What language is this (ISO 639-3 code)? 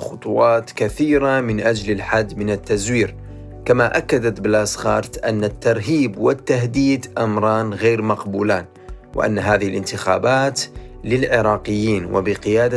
ara